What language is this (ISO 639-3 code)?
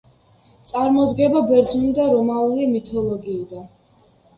kat